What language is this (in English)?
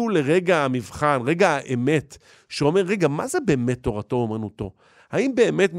Hebrew